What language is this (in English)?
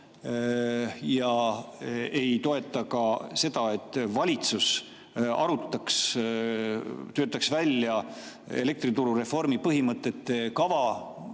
Estonian